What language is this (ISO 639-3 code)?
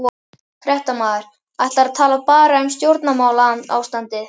isl